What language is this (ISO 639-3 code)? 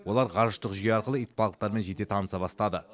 kaz